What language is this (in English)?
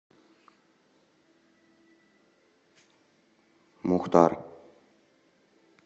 Russian